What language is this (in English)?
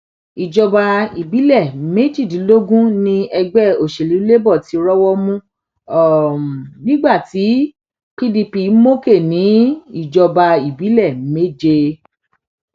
Yoruba